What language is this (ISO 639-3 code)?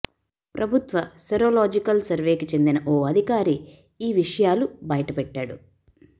tel